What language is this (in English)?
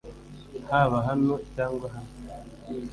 Kinyarwanda